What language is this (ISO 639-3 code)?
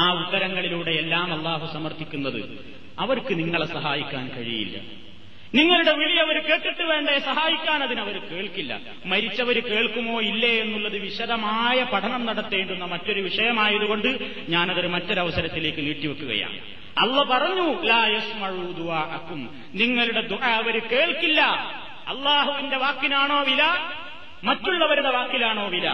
mal